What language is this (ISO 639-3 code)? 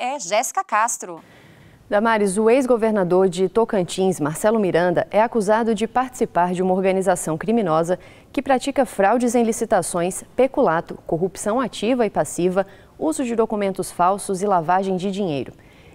por